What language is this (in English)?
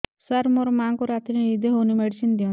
Odia